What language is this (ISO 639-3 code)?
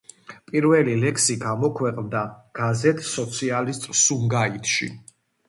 kat